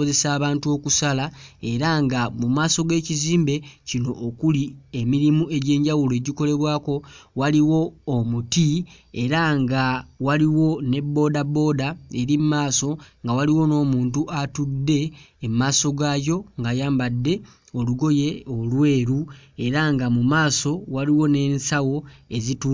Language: Ganda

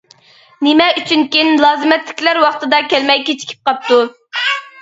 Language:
Uyghur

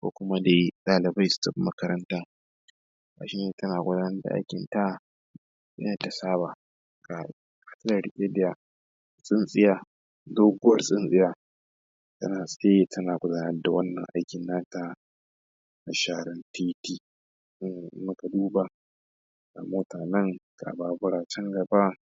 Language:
Hausa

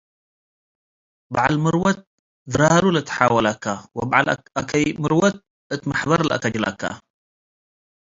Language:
Tigre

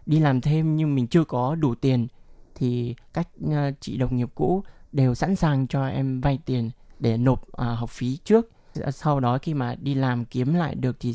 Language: Vietnamese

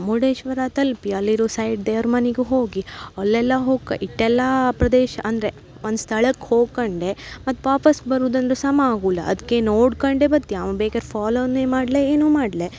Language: Kannada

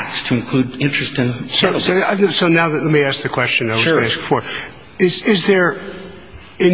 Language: English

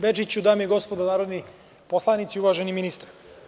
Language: Serbian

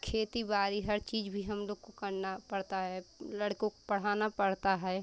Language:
Hindi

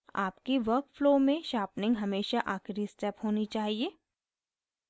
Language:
Hindi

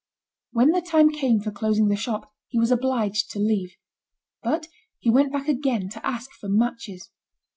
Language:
English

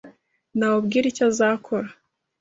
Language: Kinyarwanda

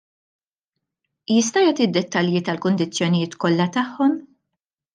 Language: Maltese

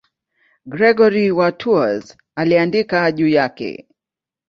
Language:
Swahili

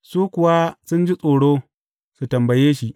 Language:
Hausa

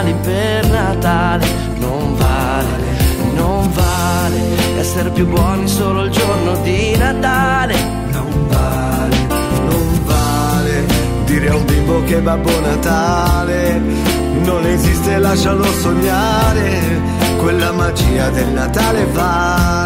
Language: Spanish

